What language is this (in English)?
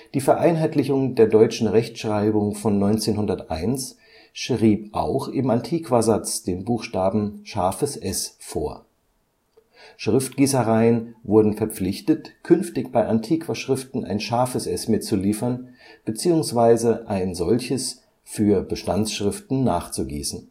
German